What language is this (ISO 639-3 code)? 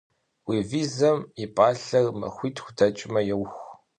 kbd